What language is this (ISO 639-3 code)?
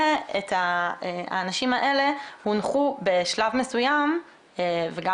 heb